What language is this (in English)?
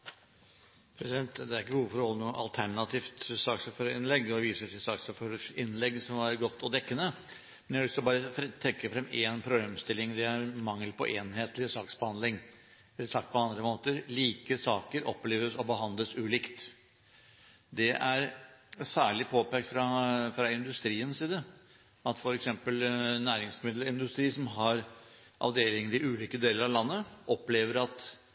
Norwegian